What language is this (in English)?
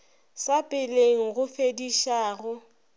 Northern Sotho